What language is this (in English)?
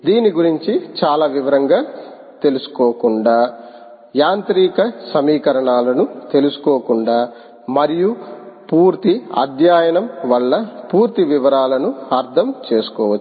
Telugu